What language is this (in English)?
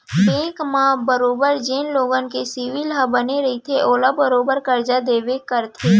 Chhattisgarhi